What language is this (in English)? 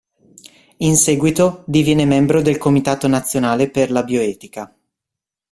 Italian